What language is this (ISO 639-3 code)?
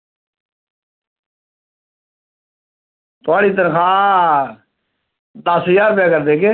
doi